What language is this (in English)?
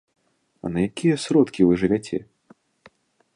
Belarusian